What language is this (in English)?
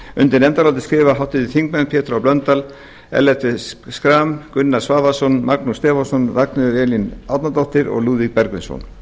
Icelandic